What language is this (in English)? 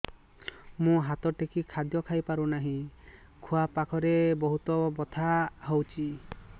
Odia